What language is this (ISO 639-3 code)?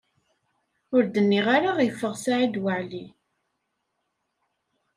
kab